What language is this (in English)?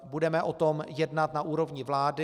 Czech